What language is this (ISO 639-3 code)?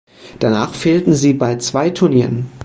deu